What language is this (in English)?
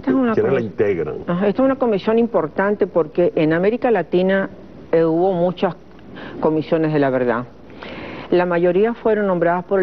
Spanish